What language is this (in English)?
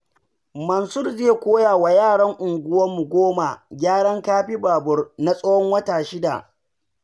Hausa